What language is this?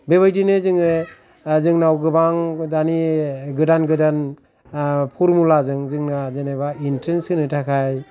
Bodo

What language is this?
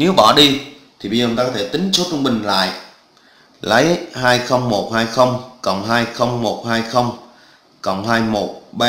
Vietnamese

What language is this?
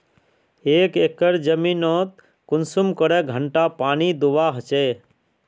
Magahi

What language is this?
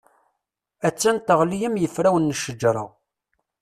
Kabyle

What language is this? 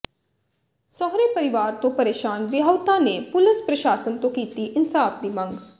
Punjabi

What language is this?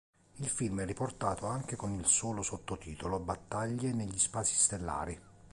Italian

